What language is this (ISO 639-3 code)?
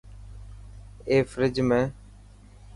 mki